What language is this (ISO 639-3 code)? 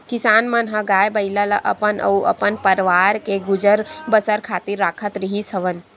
hne